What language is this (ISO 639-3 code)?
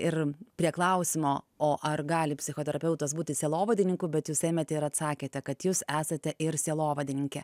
lit